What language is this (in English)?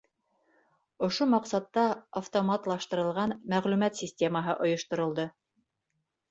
Bashkir